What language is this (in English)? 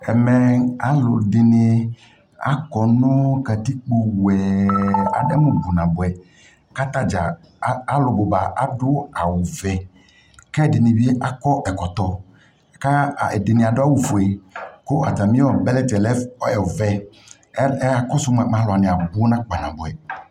Ikposo